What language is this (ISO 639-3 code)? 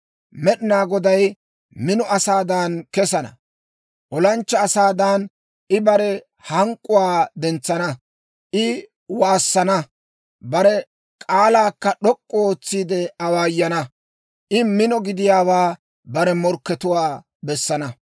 dwr